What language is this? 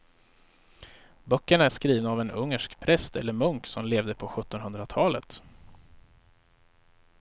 Swedish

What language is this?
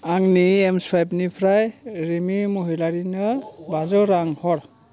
Bodo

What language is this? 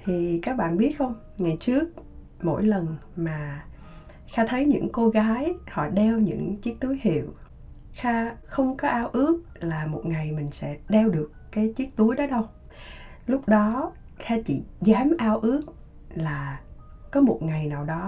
Vietnamese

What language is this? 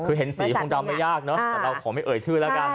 Thai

